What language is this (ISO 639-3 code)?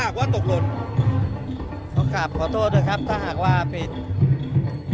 tha